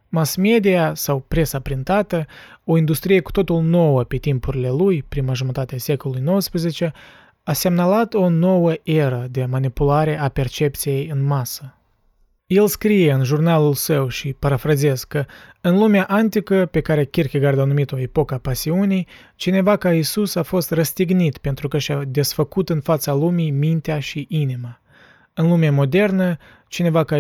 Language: Romanian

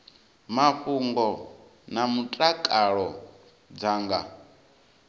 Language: Venda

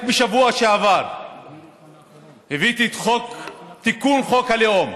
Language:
Hebrew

